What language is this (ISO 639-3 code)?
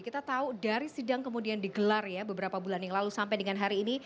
ind